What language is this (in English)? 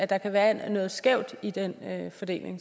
Danish